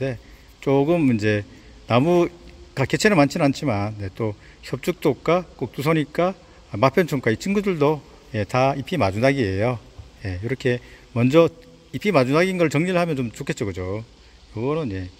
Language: Korean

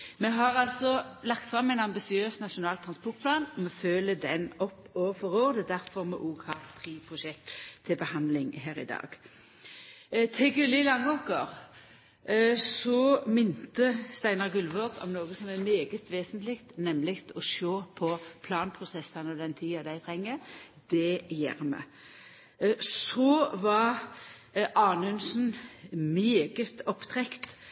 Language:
Norwegian Nynorsk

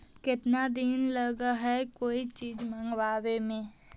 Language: Magahi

